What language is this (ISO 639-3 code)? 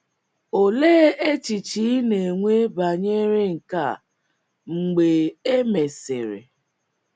ibo